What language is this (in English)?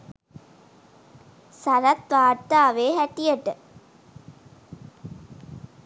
Sinhala